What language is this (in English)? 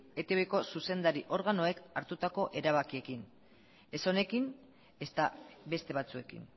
Basque